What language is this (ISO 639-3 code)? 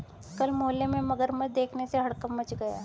hin